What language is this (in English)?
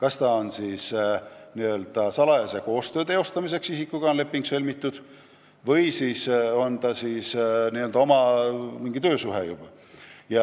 Estonian